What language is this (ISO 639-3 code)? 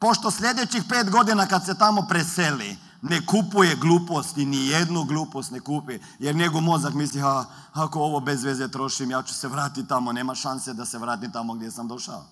hrv